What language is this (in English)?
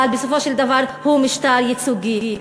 Hebrew